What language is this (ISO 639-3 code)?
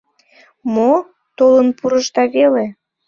chm